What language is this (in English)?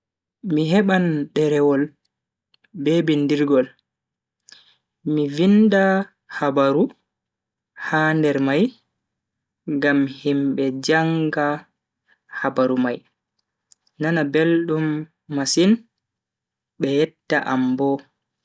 Bagirmi Fulfulde